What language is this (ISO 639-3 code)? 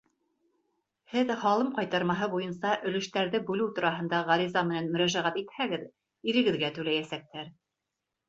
bak